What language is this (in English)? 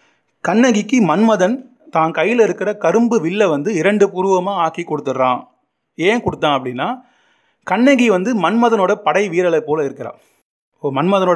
Tamil